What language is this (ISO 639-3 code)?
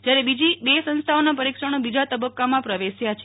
guj